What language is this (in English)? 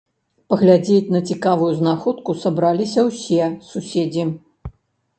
Belarusian